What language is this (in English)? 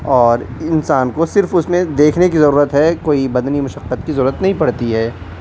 Urdu